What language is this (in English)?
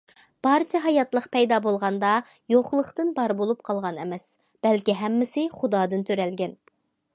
Uyghur